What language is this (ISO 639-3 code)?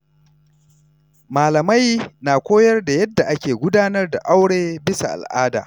hau